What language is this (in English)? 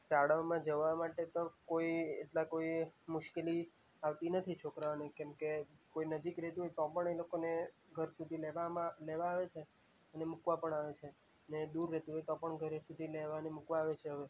Gujarati